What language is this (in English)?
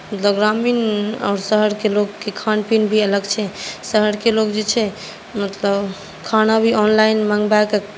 Maithili